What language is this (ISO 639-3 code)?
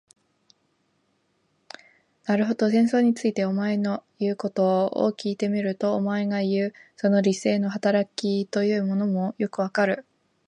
jpn